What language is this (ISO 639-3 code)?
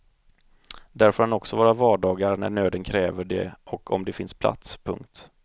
swe